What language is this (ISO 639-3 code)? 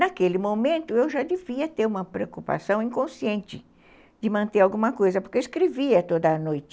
por